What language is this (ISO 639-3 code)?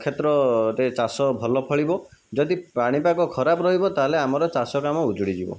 ori